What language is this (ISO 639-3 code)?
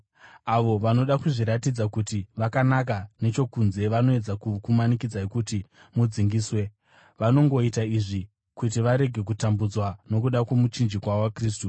sna